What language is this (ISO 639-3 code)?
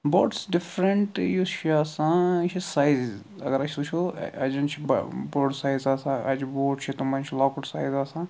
kas